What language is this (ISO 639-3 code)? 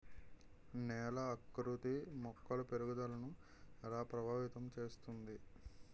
tel